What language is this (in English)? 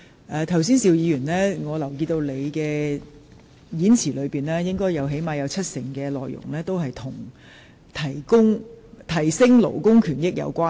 Cantonese